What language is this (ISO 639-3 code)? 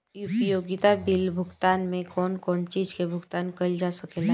bho